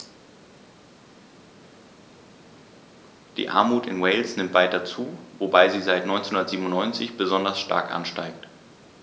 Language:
German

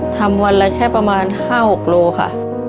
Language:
Thai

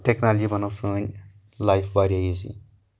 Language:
Kashmiri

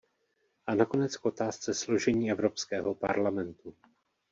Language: Czech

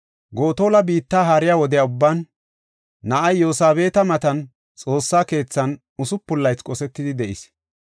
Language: Gofa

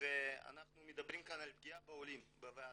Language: Hebrew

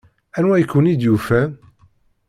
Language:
Kabyle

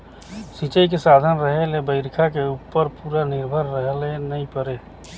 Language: Chhattisgarhi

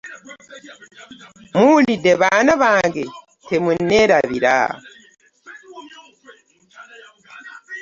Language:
Ganda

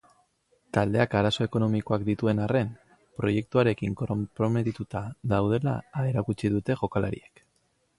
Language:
Basque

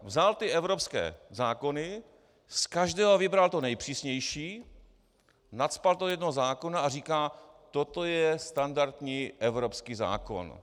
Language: Czech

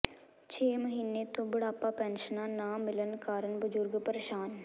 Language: Punjabi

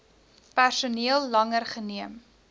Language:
Afrikaans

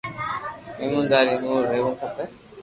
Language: Loarki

